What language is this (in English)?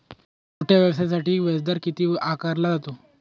Marathi